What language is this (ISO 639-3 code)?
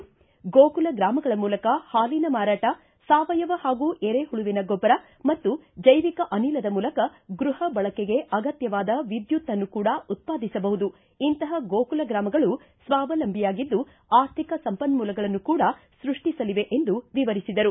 kan